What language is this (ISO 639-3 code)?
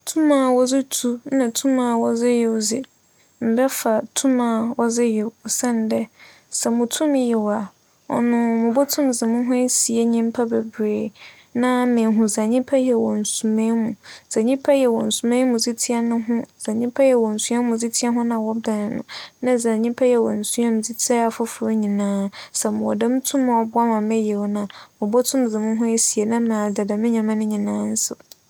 aka